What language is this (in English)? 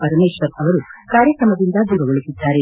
Kannada